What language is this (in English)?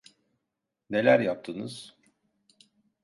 Turkish